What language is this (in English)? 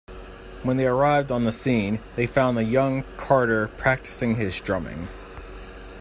English